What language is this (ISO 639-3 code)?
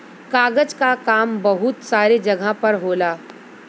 bho